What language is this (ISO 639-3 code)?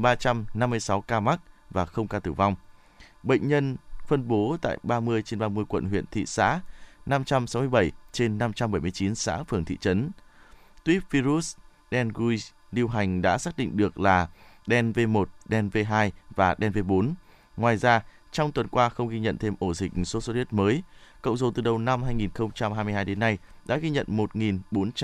vie